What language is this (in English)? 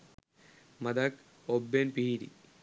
Sinhala